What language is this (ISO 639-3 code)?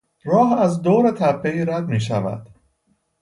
fas